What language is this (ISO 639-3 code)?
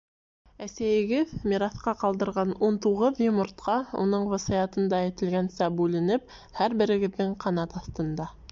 bak